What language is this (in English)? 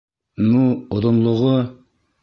Bashkir